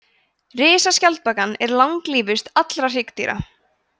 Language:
Icelandic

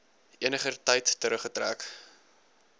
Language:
Afrikaans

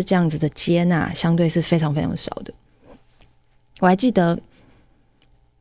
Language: Chinese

